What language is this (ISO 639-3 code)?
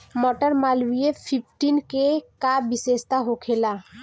bho